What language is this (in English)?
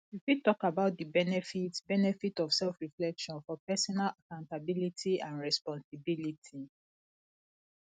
Nigerian Pidgin